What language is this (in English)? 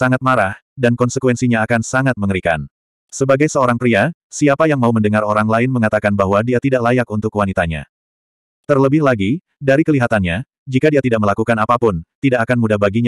Indonesian